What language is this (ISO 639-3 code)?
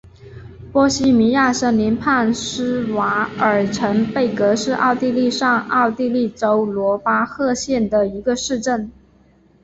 zho